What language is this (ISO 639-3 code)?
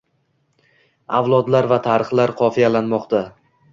uzb